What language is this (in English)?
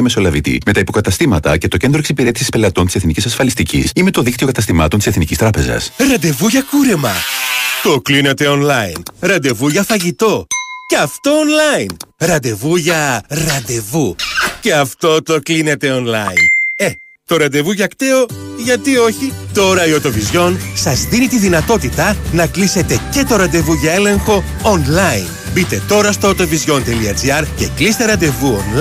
Greek